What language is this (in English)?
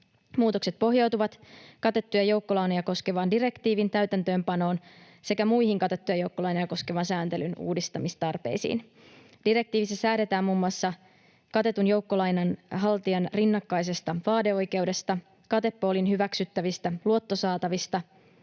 Finnish